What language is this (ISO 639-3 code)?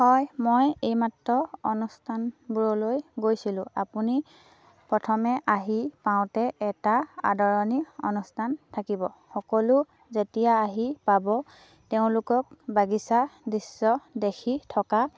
asm